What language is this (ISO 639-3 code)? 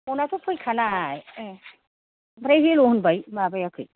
brx